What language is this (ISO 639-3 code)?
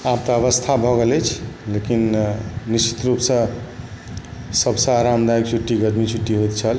mai